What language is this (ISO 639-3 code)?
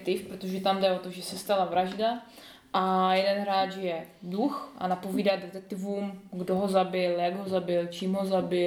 ces